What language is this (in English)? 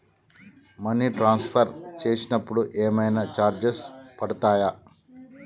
Telugu